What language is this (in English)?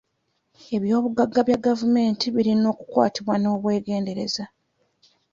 Ganda